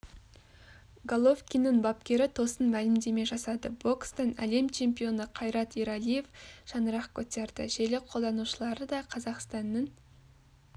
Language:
Kazakh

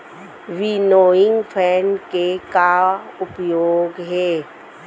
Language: Chhattisgarhi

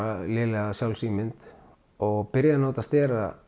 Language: Icelandic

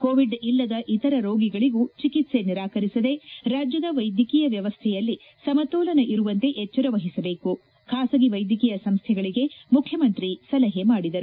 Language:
Kannada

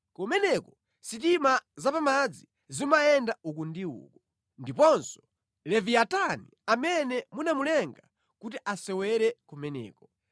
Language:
Nyanja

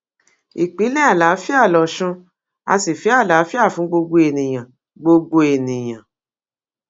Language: Yoruba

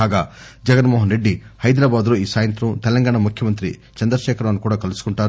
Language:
Telugu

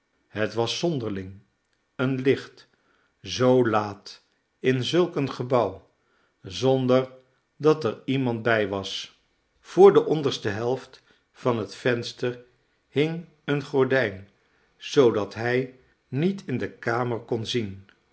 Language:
Dutch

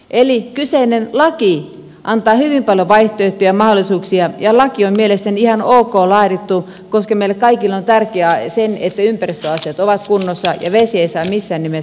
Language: Finnish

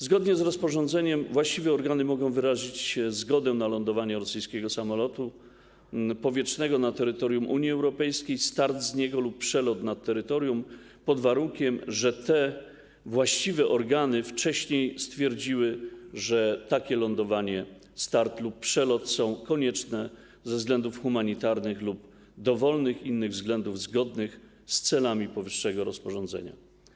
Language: Polish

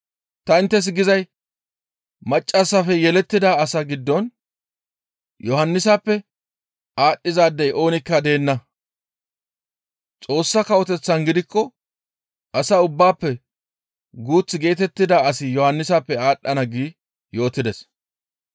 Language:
Gamo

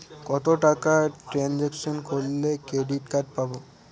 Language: Bangla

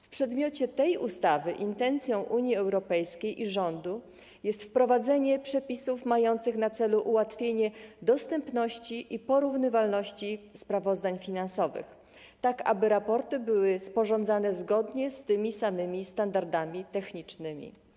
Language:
Polish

